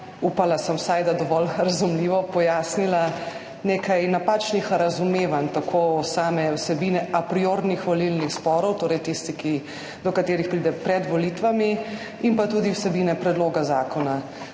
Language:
Slovenian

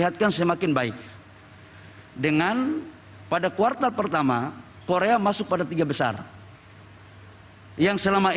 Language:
Indonesian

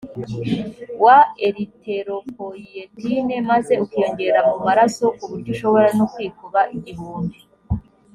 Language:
Kinyarwanda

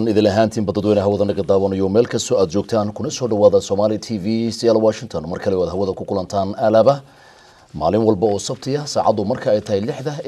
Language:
Arabic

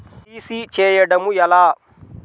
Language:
Telugu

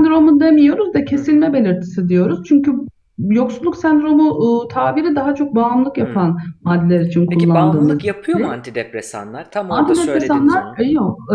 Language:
Turkish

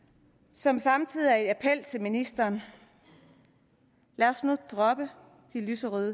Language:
Danish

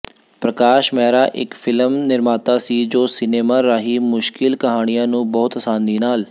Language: Punjabi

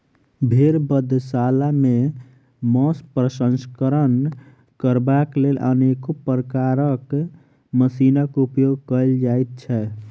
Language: Maithili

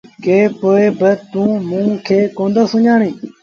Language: Sindhi Bhil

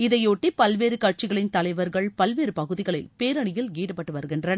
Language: Tamil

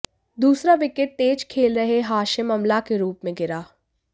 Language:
Hindi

